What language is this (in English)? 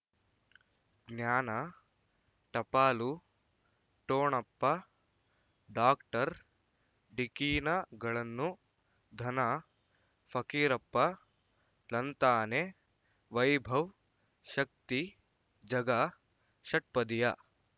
Kannada